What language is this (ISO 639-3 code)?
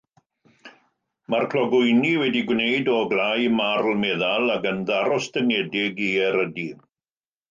cym